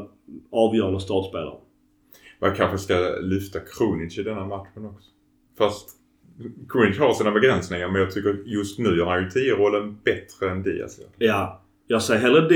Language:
Swedish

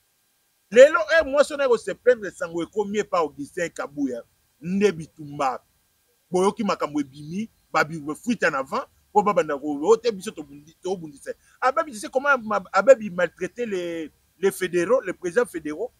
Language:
French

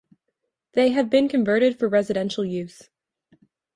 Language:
English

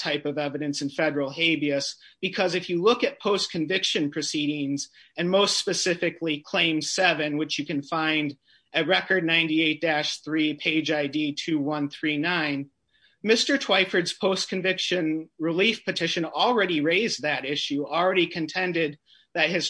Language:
English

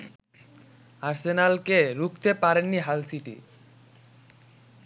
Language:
Bangla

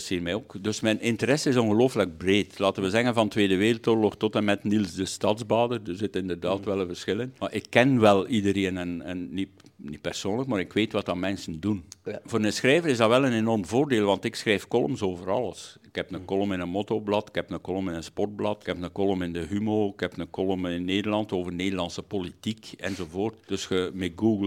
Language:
Dutch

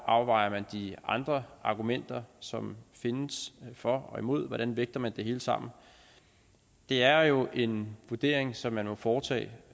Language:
Danish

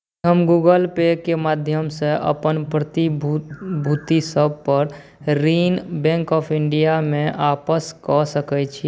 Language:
Maithili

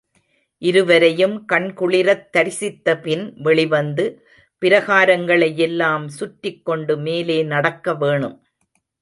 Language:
Tamil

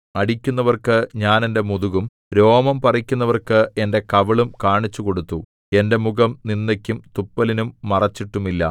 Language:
Malayalam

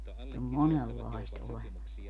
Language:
Finnish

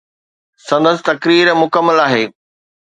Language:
Sindhi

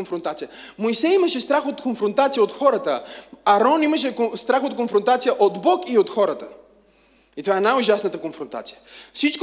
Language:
Bulgarian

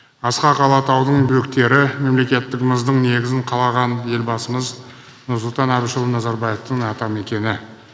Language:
Kazakh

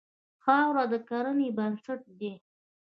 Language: Pashto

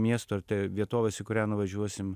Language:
Lithuanian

